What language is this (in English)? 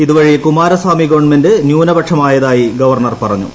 Malayalam